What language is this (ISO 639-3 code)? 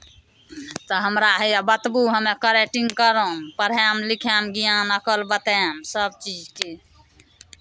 mai